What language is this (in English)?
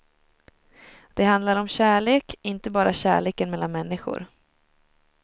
Swedish